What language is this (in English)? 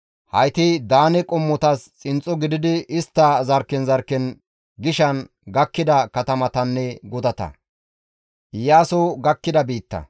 Gamo